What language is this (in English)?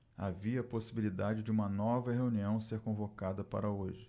Portuguese